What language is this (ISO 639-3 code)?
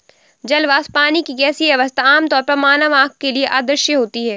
hin